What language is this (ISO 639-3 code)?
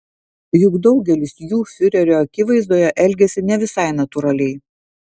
lit